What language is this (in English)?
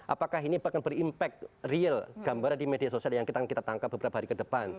Indonesian